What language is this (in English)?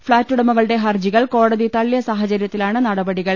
Malayalam